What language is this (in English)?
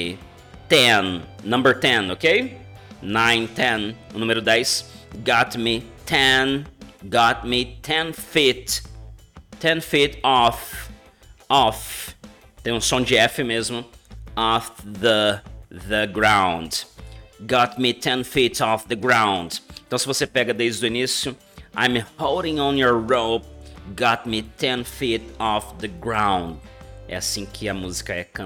Portuguese